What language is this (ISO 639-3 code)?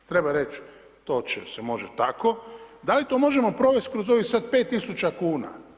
hrv